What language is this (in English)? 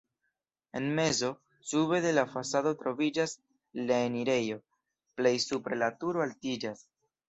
Esperanto